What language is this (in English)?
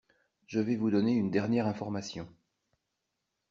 French